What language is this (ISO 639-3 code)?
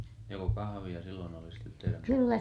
fin